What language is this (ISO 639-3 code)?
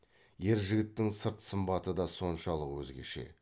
kaz